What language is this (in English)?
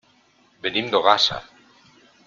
Catalan